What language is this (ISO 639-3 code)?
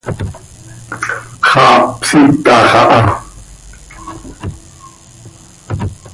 sei